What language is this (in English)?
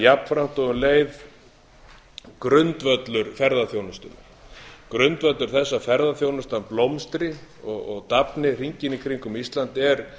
Icelandic